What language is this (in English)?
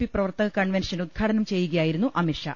Malayalam